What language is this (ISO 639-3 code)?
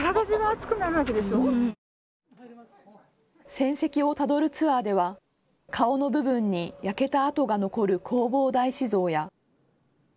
jpn